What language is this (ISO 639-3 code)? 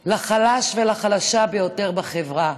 heb